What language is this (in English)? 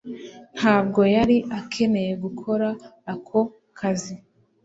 Kinyarwanda